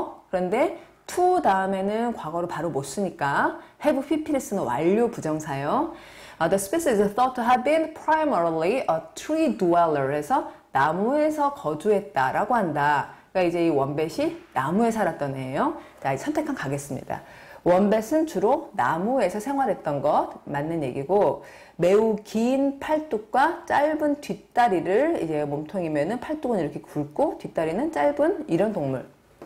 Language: Korean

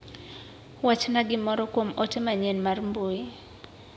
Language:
Luo (Kenya and Tanzania)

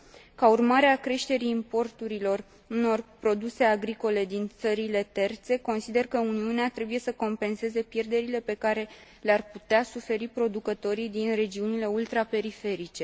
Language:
Romanian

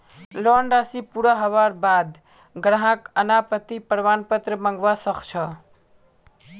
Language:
Magahi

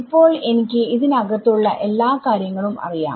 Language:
Malayalam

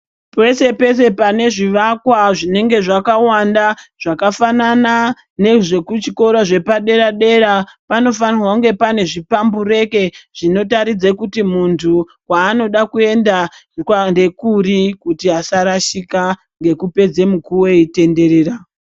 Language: Ndau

